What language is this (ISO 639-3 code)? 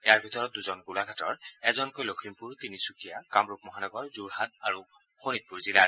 asm